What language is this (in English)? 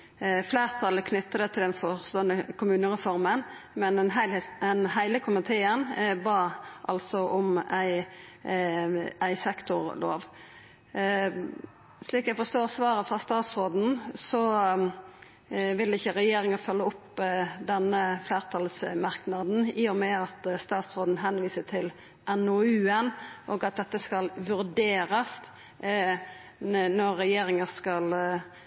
Norwegian Nynorsk